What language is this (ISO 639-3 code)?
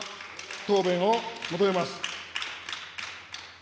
jpn